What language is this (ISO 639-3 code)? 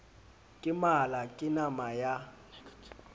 sot